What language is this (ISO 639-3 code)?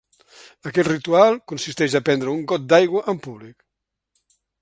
cat